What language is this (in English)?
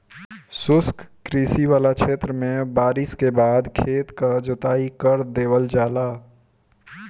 Bhojpuri